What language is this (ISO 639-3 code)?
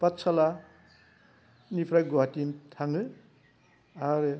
brx